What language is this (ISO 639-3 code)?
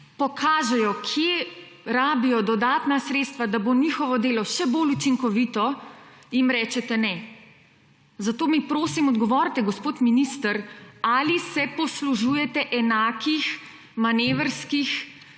slv